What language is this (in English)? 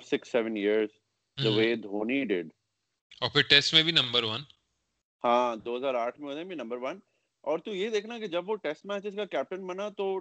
Urdu